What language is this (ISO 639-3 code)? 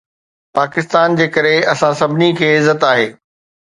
snd